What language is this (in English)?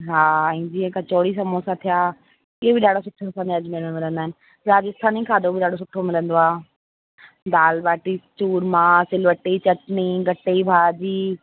Sindhi